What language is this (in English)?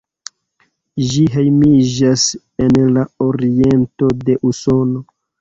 Esperanto